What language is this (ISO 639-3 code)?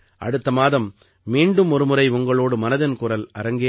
tam